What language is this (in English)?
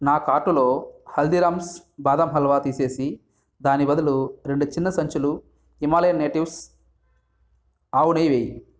Telugu